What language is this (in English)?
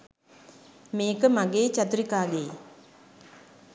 Sinhala